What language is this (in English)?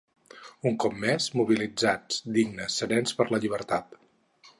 Catalan